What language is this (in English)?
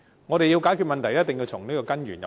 Cantonese